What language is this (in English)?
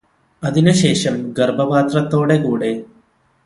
Malayalam